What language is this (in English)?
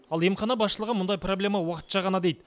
Kazakh